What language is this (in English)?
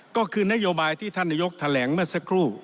Thai